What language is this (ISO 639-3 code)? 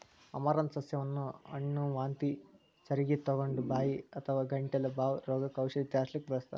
kan